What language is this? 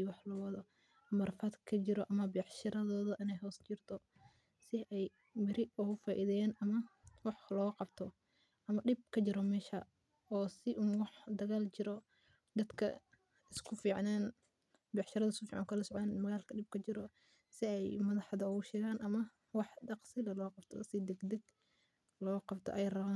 Somali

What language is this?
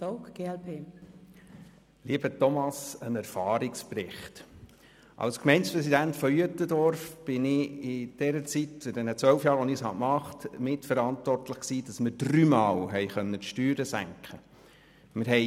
Swiss German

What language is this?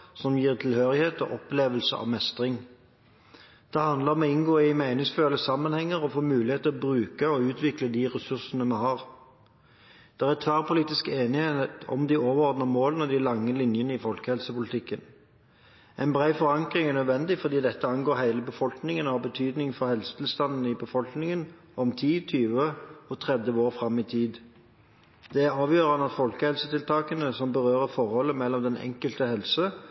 Norwegian Bokmål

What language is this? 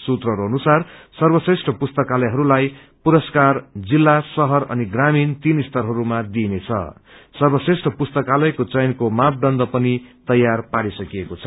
Nepali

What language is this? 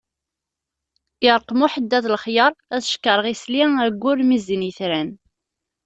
Kabyle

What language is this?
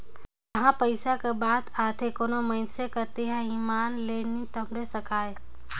Chhattisgarhi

